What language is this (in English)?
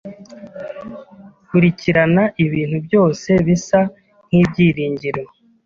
Kinyarwanda